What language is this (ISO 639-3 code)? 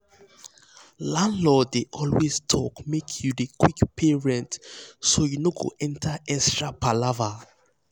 pcm